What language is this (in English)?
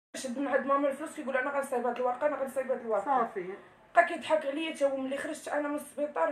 Arabic